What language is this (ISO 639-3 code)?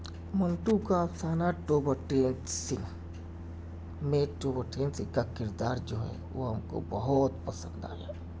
urd